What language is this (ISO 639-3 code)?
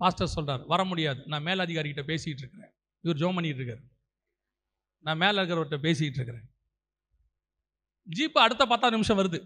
tam